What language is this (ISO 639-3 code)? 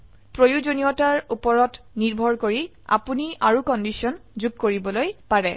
asm